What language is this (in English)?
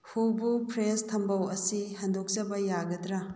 Manipuri